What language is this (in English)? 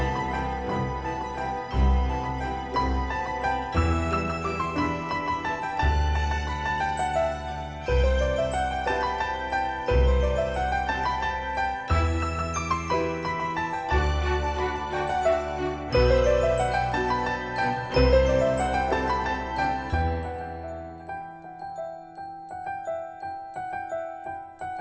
Thai